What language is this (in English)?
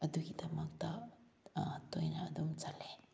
Manipuri